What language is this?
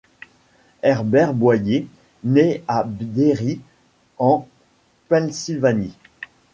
French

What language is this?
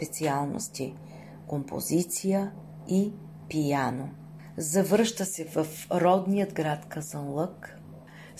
Bulgarian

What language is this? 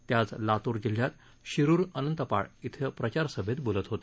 Marathi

